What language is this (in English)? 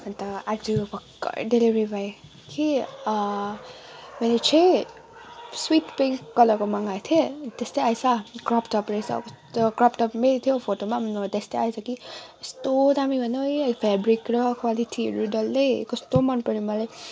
Nepali